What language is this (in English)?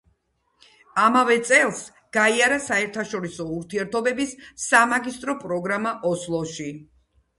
Georgian